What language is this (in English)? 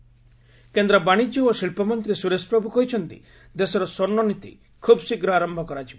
Odia